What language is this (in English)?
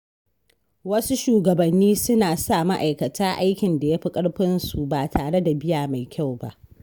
Hausa